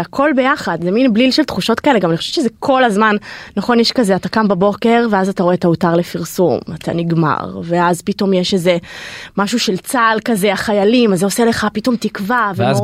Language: Hebrew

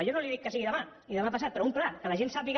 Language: Catalan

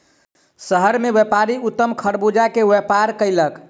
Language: Maithili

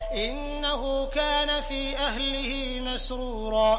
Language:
Arabic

